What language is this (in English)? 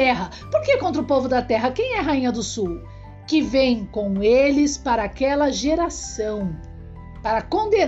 Portuguese